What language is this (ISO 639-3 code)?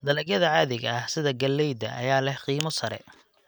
som